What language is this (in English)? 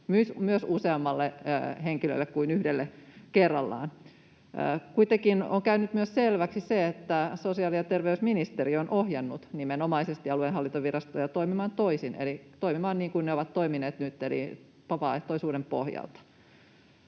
Finnish